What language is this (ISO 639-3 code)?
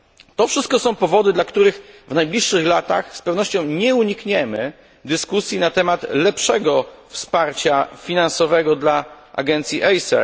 pol